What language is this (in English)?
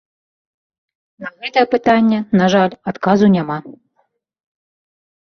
Belarusian